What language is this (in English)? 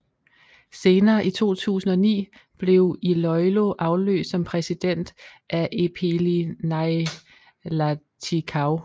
Danish